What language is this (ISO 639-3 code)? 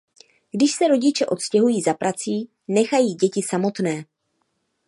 ces